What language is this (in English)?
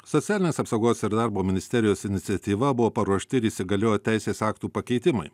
Lithuanian